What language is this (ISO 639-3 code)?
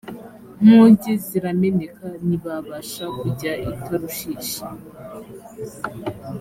kin